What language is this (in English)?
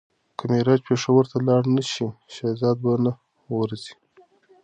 Pashto